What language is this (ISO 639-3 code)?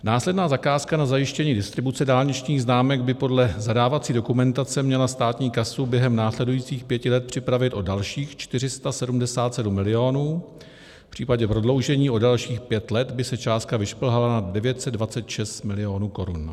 ces